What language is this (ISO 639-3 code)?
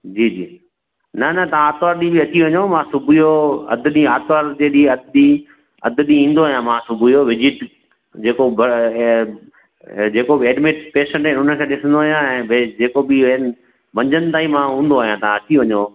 snd